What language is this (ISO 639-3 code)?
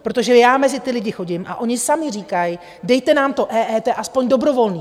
ces